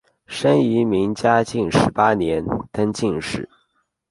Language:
Chinese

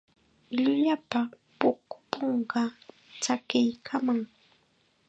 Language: Chiquián Ancash Quechua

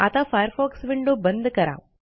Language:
Marathi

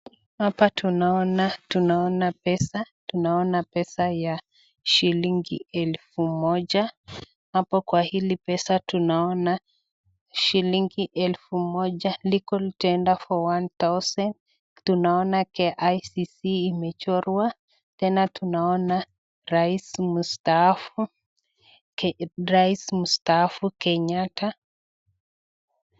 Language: Swahili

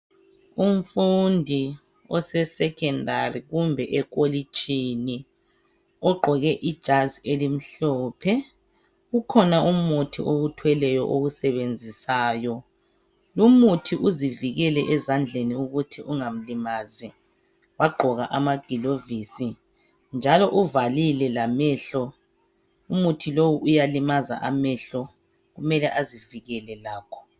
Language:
North Ndebele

